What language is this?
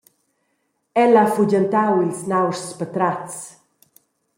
Romansh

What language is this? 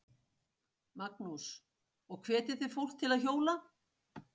Icelandic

